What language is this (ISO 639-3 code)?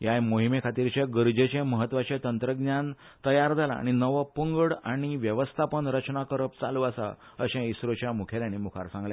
kok